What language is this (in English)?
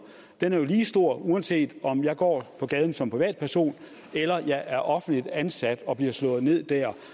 Danish